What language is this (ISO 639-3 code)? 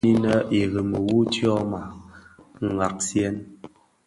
ksf